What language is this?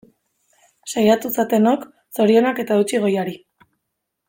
Basque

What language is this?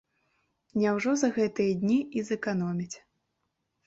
Belarusian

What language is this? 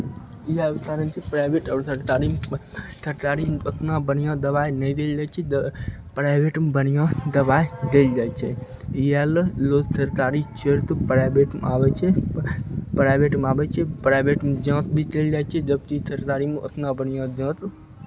Maithili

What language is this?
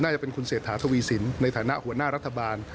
Thai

